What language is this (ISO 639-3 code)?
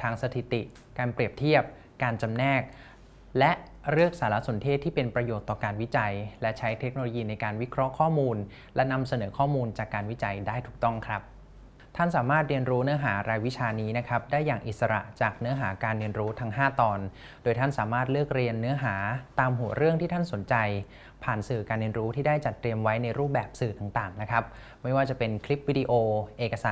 tha